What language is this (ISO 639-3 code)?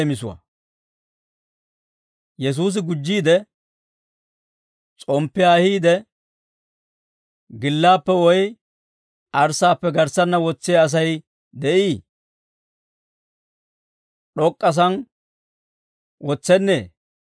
dwr